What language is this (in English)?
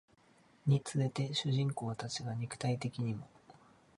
Japanese